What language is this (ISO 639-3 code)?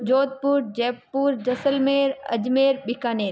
hin